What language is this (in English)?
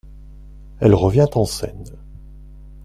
French